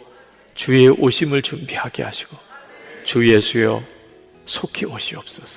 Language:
Korean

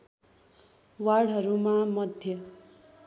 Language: Nepali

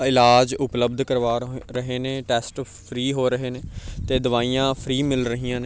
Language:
Punjabi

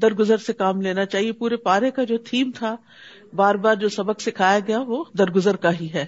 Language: Urdu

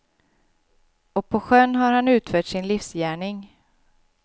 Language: Swedish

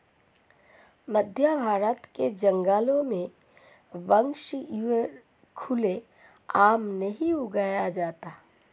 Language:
Hindi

